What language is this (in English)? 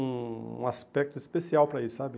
Portuguese